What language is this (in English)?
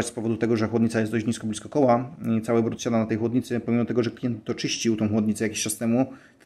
Polish